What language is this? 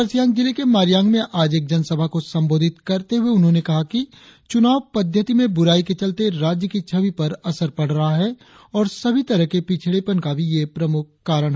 Hindi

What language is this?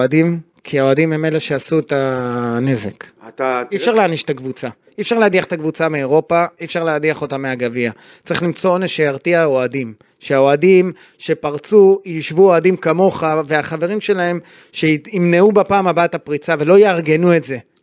Hebrew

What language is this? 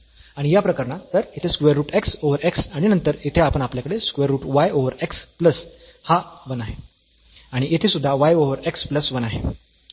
Marathi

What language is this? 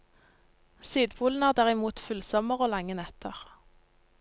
Norwegian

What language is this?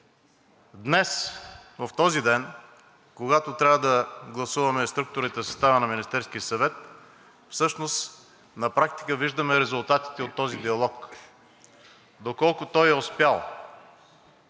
Bulgarian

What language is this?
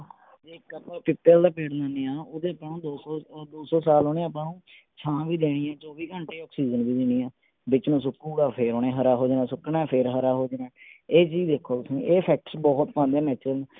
Punjabi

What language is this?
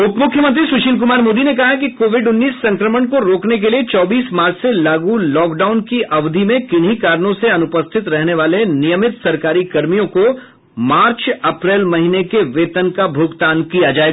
Hindi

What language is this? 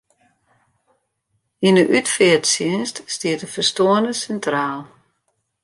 Western Frisian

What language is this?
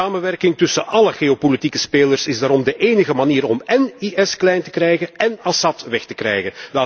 Dutch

